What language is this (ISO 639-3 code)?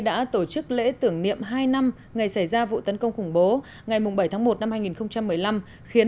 vie